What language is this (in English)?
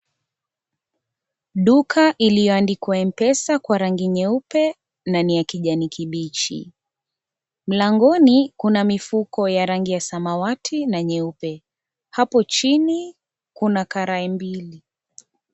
Swahili